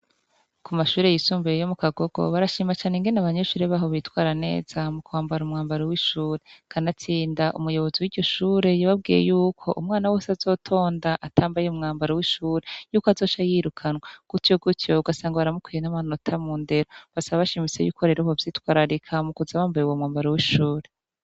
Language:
Rundi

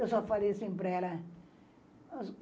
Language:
Portuguese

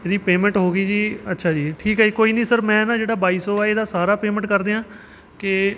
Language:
Punjabi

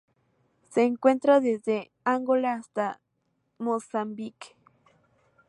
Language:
Spanish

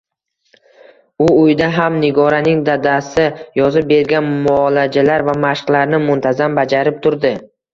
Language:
Uzbek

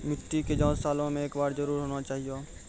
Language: Maithili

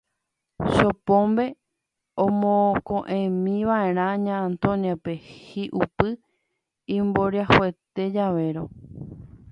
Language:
Guarani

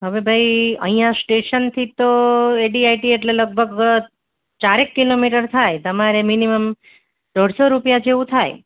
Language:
Gujarati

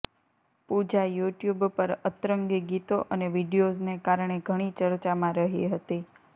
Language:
Gujarati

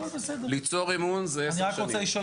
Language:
Hebrew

